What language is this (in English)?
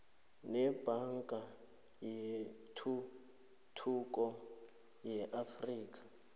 South Ndebele